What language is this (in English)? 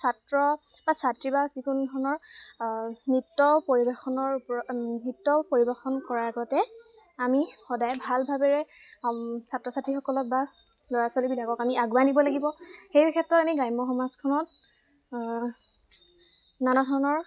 Assamese